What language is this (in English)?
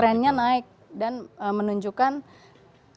Indonesian